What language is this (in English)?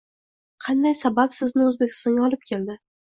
Uzbek